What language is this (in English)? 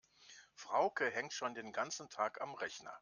German